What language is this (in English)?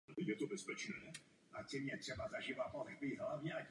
Czech